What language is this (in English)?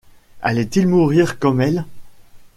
French